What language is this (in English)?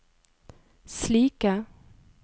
Norwegian